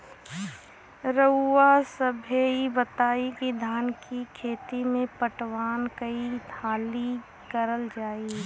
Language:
Bhojpuri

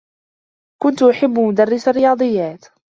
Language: Arabic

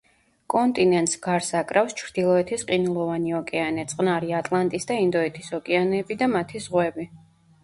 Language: Georgian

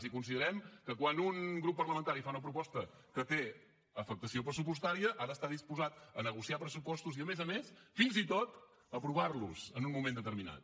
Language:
Catalan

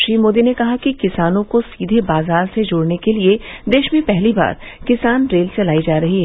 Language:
Hindi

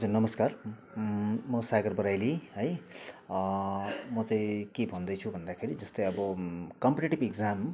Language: Nepali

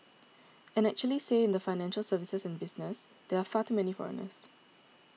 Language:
English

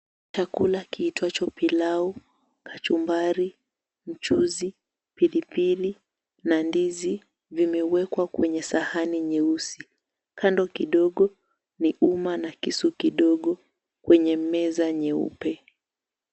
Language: Swahili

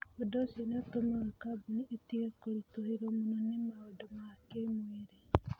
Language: Kikuyu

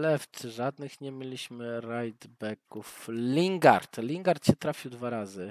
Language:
Polish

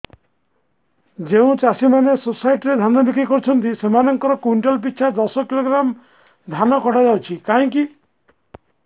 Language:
Odia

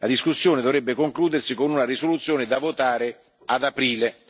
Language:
Italian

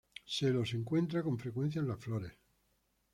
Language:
Spanish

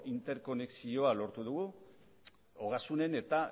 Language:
Basque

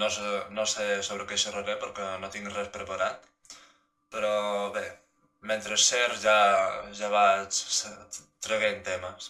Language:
Catalan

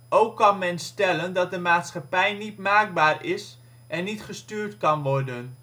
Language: Dutch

